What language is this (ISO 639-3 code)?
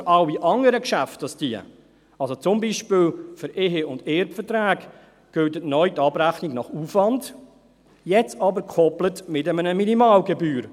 gsw